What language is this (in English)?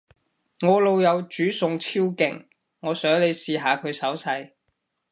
Cantonese